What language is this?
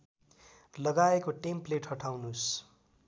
Nepali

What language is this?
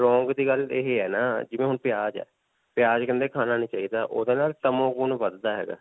Punjabi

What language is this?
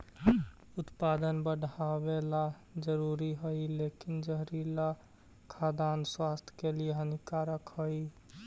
Magahi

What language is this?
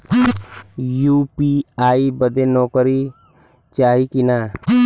Bhojpuri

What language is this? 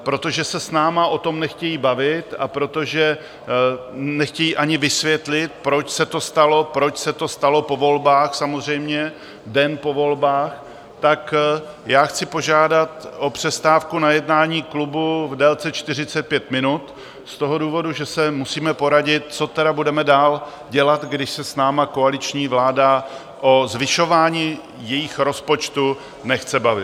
Czech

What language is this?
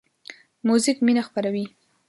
Pashto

